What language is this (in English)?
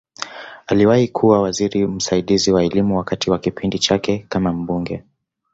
Swahili